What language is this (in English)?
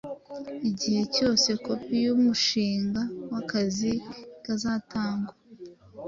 Kinyarwanda